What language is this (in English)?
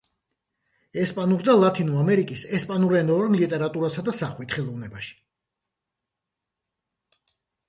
Georgian